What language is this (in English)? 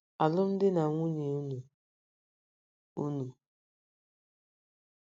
Igbo